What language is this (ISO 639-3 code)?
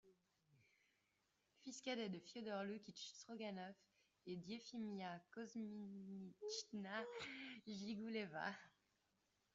fra